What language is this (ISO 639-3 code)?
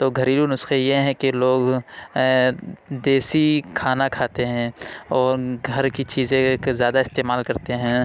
urd